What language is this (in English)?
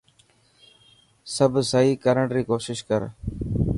Dhatki